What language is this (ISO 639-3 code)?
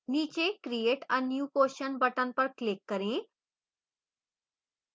hin